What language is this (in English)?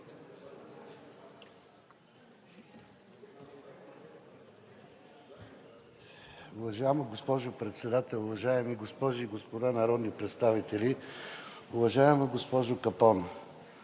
Bulgarian